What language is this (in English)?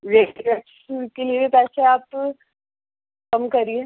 Urdu